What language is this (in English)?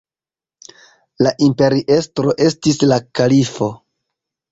Esperanto